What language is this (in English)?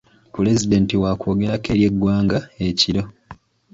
Ganda